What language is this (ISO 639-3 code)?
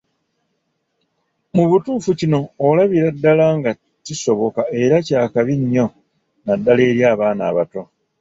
lug